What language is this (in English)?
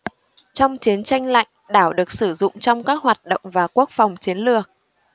Vietnamese